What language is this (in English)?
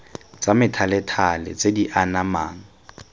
Tswana